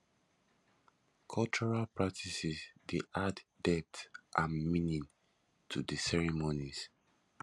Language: Nigerian Pidgin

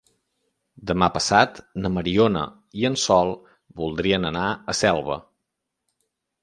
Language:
Catalan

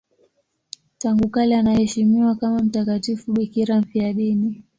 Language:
Swahili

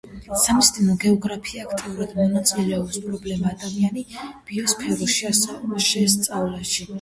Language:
Georgian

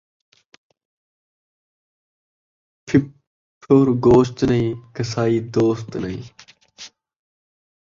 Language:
Saraiki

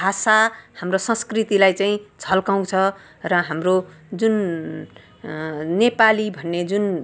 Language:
Nepali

